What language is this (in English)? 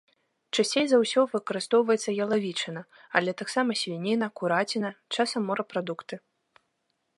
Belarusian